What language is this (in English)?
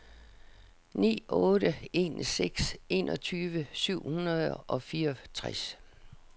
Danish